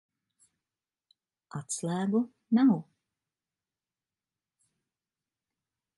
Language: Latvian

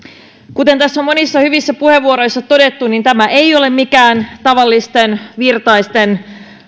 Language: Finnish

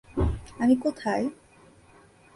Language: Bangla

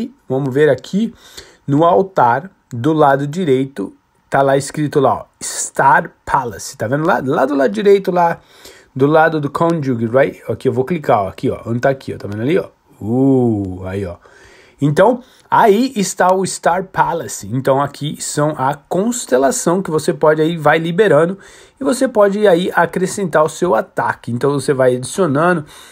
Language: Portuguese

